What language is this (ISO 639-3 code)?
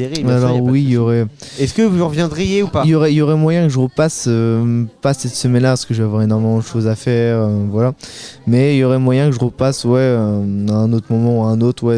fra